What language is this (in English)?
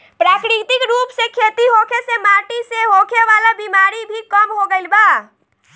Bhojpuri